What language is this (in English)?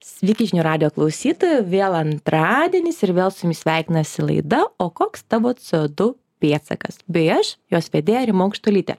Lithuanian